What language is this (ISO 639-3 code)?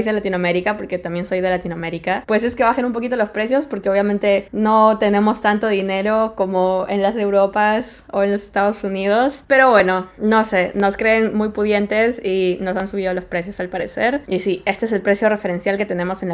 spa